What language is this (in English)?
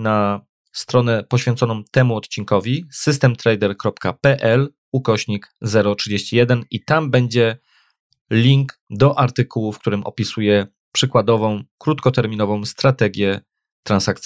Polish